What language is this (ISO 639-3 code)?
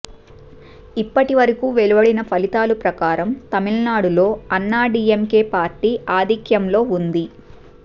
tel